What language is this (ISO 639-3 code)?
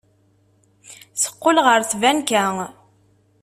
kab